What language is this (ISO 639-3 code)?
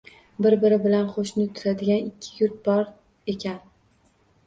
uzb